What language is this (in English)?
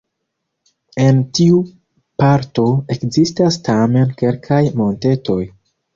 Esperanto